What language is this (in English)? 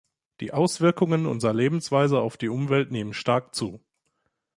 German